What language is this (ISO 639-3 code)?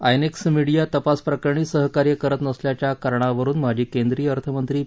mar